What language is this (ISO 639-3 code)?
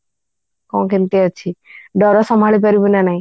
ori